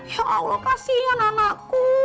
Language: Indonesian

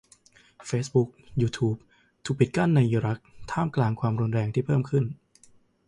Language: Thai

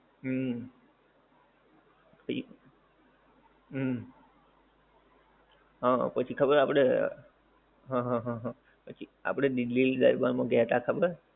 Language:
Gujarati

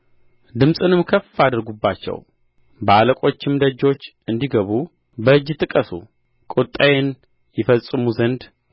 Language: Amharic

